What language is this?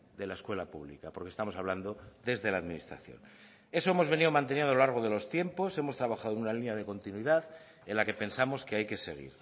Spanish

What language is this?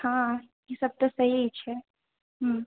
Maithili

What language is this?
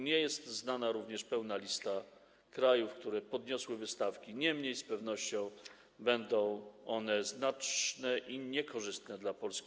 Polish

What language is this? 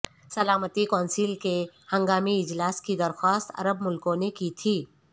Urdu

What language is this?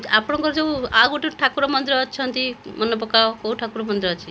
Odia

